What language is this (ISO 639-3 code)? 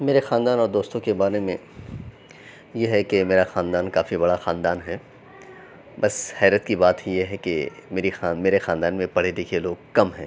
urd